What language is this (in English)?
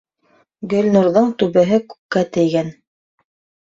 Bashkir